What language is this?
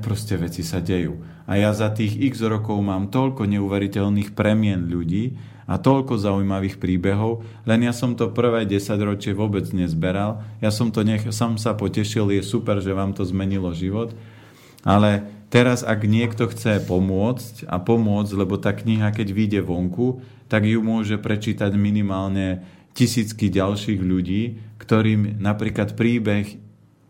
Slovak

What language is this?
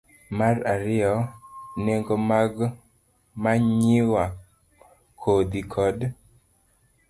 Luo (Kenya and Tanzania)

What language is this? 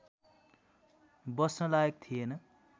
Nepali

